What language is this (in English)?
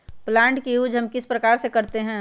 Magahi